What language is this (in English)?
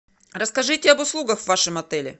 Russian